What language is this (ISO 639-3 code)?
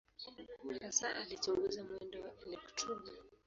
swa